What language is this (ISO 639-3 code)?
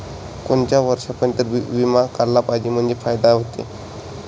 mar